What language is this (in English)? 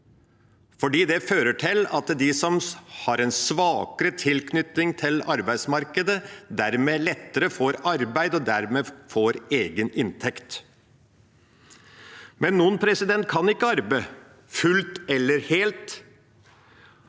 Norwegian